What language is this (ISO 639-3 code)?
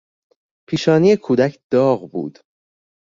fas